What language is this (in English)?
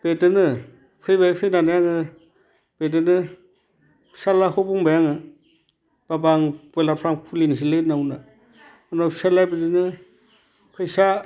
Bodo